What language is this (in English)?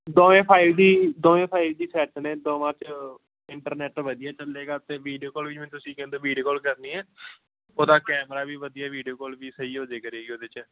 Punjabi